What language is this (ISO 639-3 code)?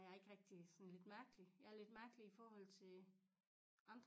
dan